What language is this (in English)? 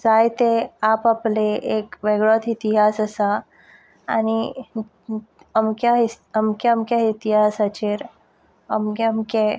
Konkani